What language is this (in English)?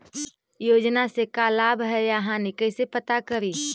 Magahi